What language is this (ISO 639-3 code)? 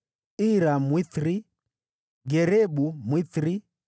swa